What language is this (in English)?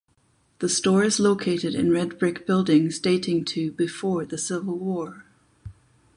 English